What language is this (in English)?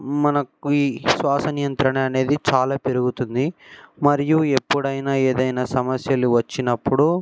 Telugu